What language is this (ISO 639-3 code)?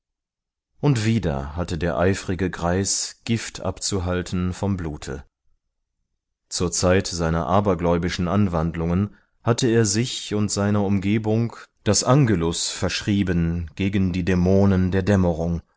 deu